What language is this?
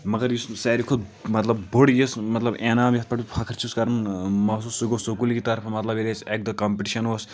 Kashmiri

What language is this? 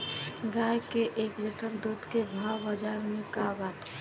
Bhojpuri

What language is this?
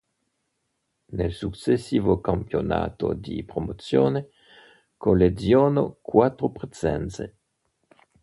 Italian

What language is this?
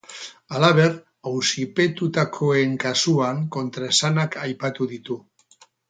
Basque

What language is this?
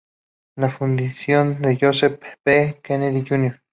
Spanish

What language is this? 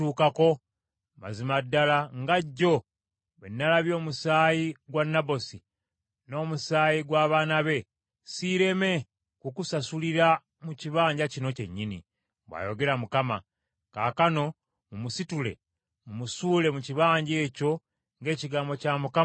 Ganda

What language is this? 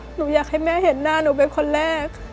Thai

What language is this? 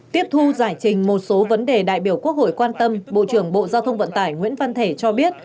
Vietnamese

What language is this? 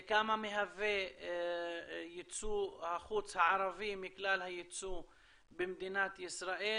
Hebrew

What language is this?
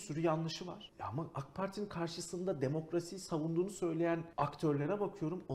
Turkish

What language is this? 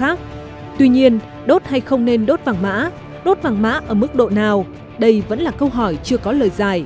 Vietnamese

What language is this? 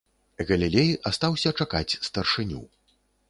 Belarusian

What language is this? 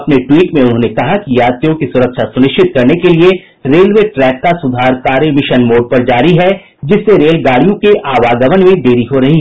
Hindi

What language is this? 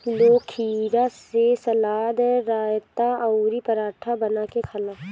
Bhojpuri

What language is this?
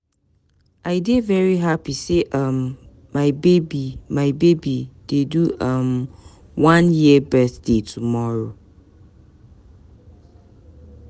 Nigerian Pidgin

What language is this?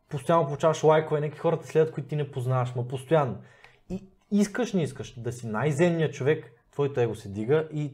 Bulgarian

